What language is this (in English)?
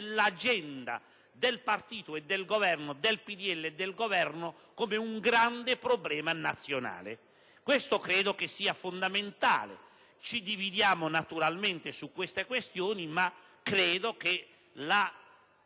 Italian